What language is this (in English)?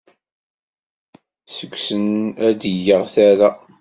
Kabyle